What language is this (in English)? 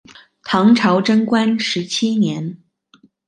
Chinese